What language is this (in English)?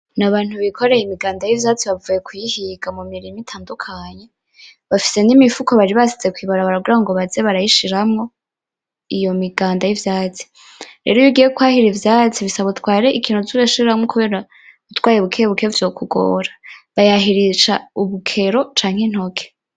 Rundi